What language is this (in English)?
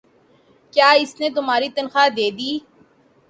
Urdu